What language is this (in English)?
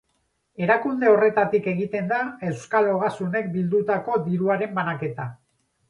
Basque